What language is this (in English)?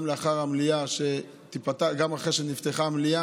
Hebrew